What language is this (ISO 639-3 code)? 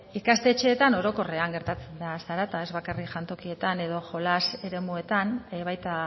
eus